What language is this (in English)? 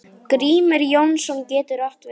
Icelandic